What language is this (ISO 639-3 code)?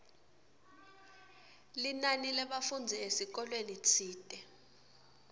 ssw